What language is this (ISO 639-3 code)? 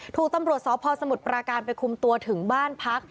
tha